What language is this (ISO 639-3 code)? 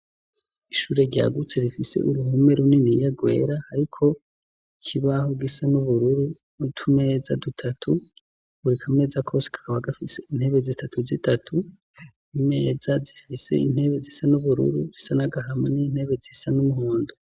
run